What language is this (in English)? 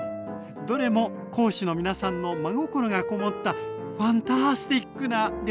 Japanese